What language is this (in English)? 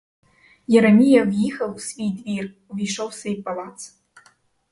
Ukrainian